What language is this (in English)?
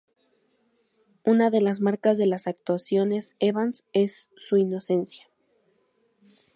Spanish